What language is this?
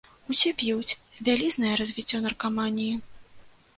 Belarusian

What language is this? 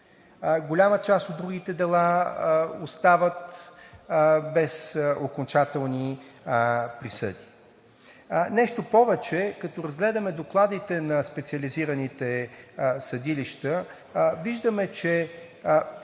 Bulgarian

